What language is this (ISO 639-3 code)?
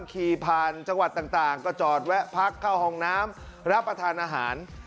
tha